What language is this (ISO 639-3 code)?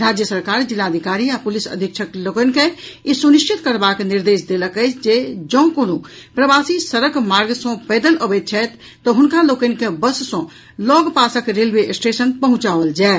mai